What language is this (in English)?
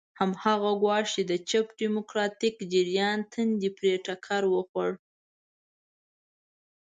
Pashto